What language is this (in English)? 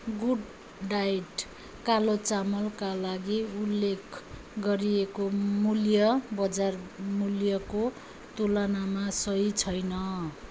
Nepali